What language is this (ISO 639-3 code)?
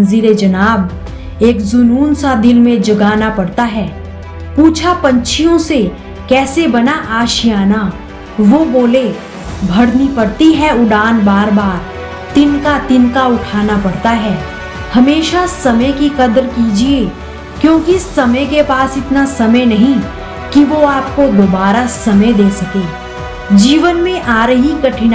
hin